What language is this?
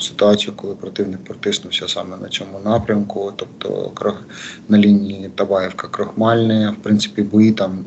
Ukrainian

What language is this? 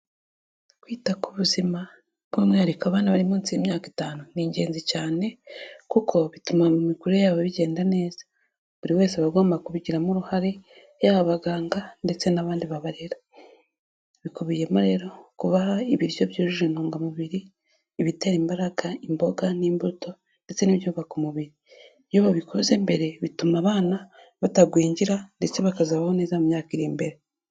Kinyarwanda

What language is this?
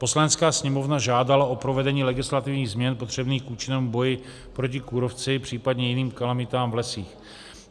Czech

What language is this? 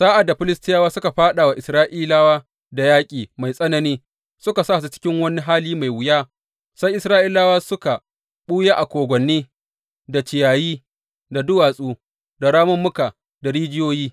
Hausa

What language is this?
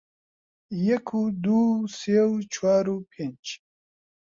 Central Kurdish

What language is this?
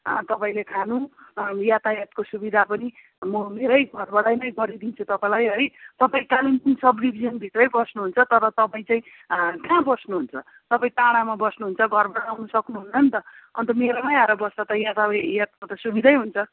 Nepali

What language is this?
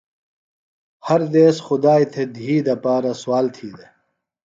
Phalura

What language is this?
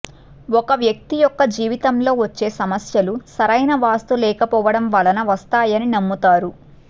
Telugu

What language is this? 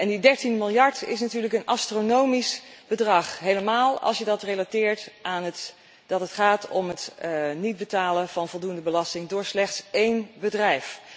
Dutch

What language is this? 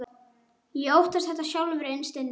Icelandic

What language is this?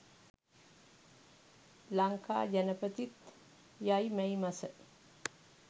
Sinhala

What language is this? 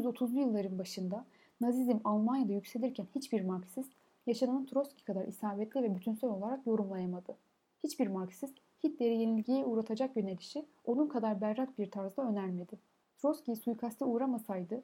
Turkish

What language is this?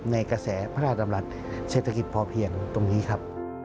Thai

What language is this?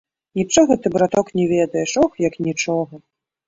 Belarusian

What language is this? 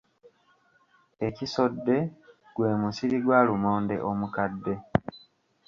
Ganda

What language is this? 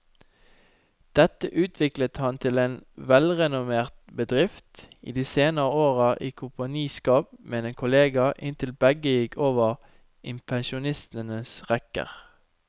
Norwegian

